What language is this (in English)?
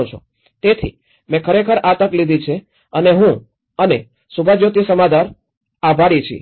Gujarati